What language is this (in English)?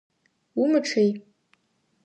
Adyghe